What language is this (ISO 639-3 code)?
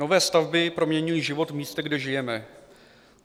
ces